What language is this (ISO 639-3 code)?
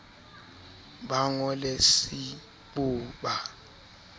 sot